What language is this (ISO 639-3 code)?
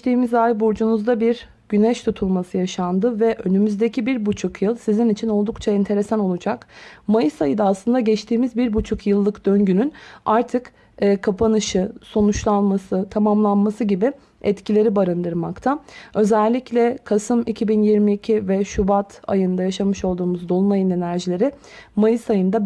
tur